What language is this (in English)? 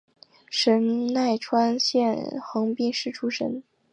Chinese